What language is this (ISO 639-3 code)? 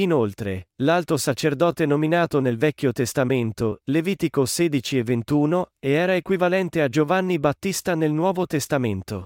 ita